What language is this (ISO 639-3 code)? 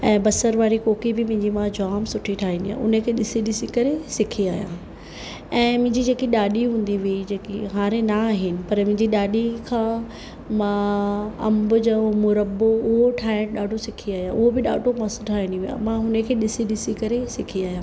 snd